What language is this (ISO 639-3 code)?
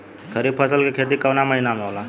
bho